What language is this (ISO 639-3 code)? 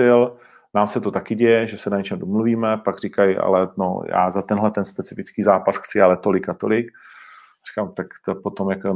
ces